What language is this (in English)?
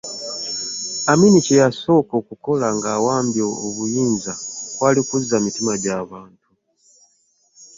Ganda